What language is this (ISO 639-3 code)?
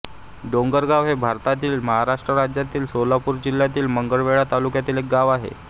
mar